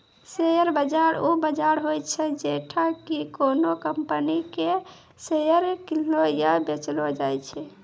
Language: Maithili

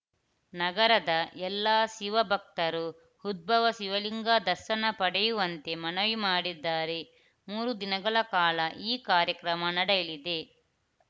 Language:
Kannada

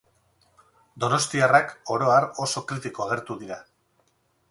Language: Basque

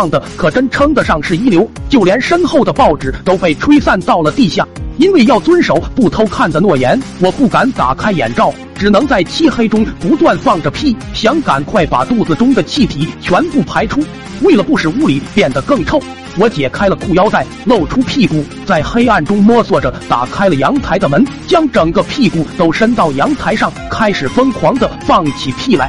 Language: Chinese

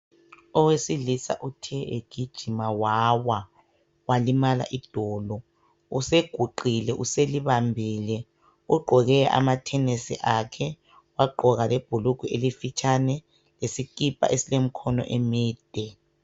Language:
North Ndebele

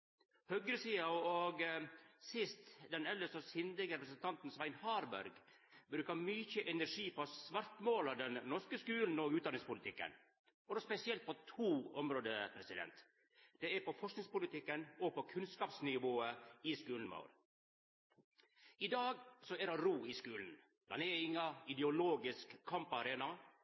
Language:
Norwegian Nynorsk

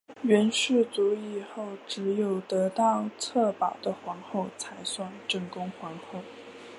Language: Chinese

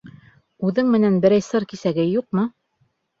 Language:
Bashkir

